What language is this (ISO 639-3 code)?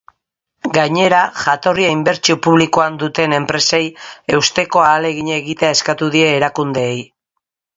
eus